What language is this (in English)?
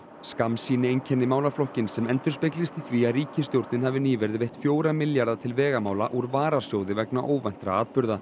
Icelandic